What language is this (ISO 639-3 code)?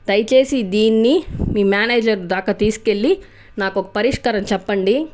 tel